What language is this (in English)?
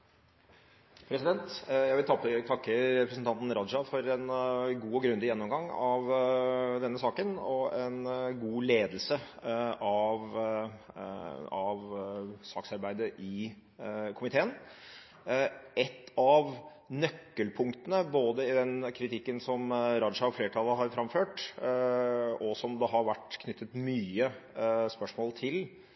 Norwegian Bokmål